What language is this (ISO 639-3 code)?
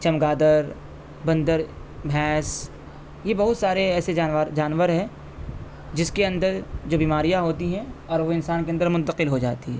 urd